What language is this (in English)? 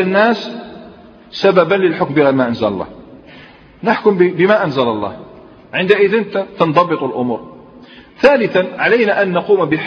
Arabic